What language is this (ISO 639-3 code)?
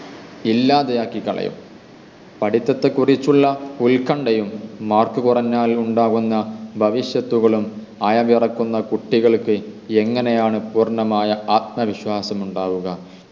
mal